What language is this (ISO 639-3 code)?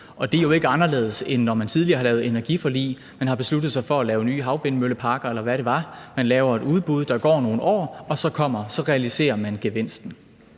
dan